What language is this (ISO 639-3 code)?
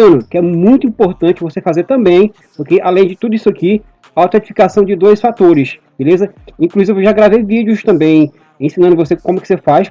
por